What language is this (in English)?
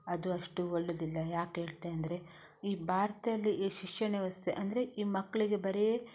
Kannada